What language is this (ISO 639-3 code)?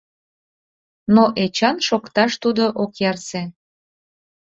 chm